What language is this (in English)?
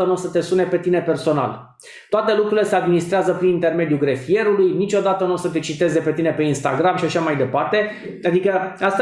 Romanian